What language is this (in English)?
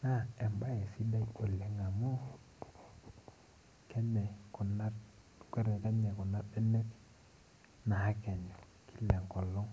Masai